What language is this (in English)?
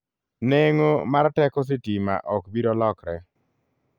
Luo (Kenya and Tanzania)